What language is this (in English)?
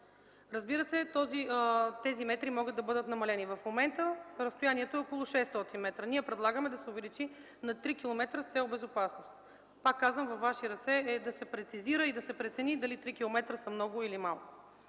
Bulgarian